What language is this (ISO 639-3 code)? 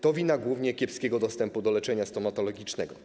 pol